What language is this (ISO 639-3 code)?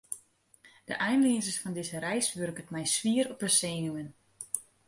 fry